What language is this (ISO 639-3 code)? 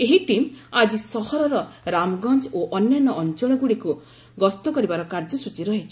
ori